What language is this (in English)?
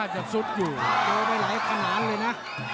Thai